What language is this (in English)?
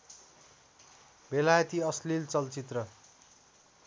Nepali